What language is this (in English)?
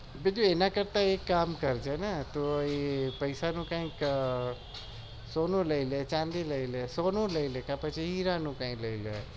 Gujarati